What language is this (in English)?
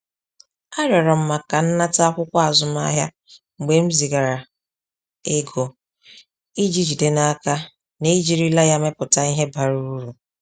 Igbo